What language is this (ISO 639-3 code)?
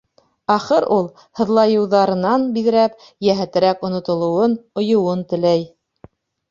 bak